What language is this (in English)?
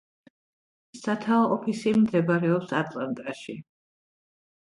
Georgian